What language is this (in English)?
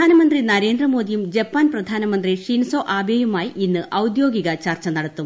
Malayalam